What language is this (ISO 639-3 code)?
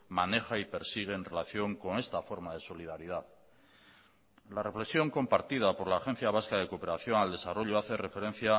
spa